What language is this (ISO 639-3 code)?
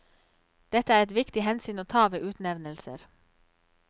nor